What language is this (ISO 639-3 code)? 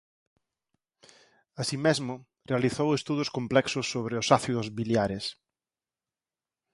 glg